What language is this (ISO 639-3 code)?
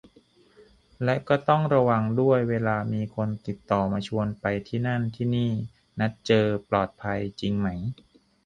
tha